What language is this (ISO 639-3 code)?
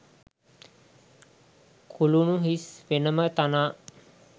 sin